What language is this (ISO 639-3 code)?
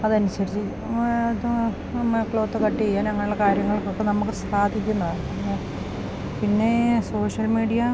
mal